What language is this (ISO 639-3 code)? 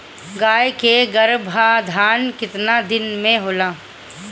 bho